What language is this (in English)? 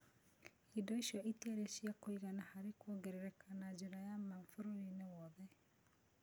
Kikuyu